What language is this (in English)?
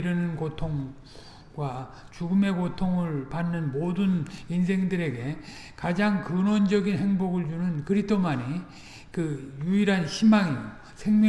Korean